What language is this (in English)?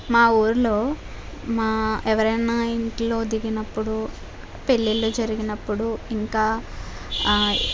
Telugu